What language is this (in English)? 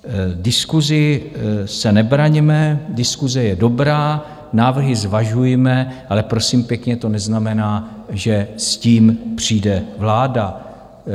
Czech